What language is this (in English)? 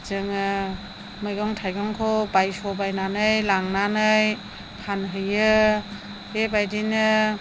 Bodo